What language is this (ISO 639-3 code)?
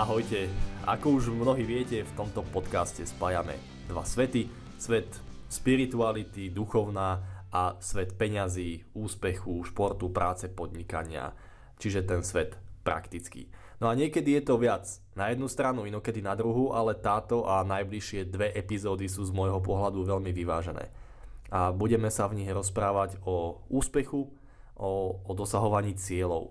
slk